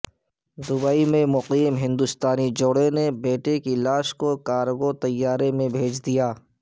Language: Urdu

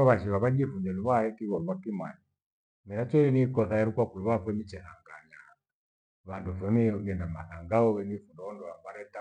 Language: Gweno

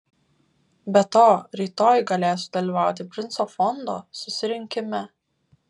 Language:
Lithuanian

